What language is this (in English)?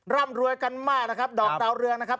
Thai